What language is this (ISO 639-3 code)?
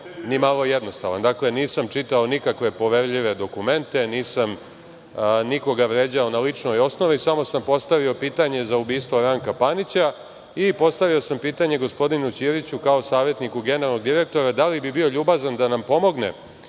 srp